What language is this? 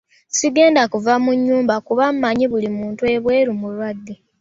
Ganda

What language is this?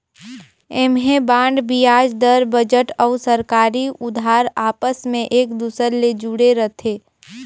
Chhattisgarhi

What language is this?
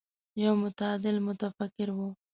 Pashto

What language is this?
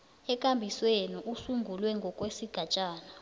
South Ndebele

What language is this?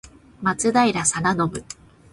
Japanese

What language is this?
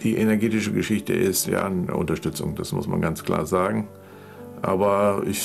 German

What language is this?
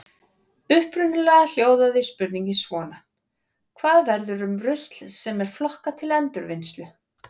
Icelandic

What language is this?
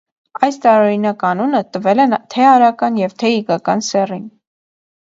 Armenian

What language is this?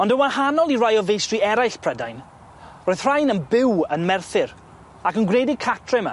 Welsh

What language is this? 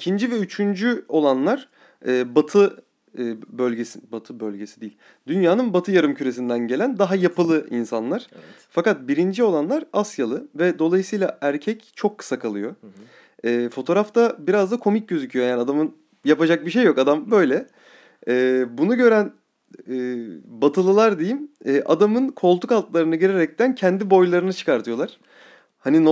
Turkish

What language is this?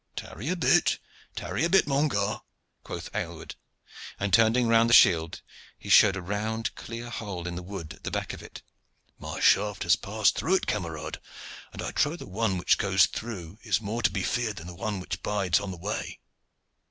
English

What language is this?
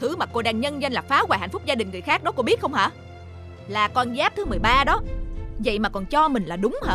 Vietnamese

